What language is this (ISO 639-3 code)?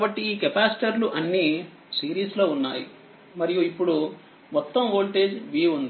tel